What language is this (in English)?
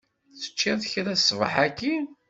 Kabyle